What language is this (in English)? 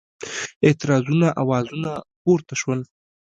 Pashto